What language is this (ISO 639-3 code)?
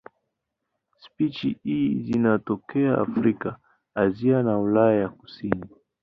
swa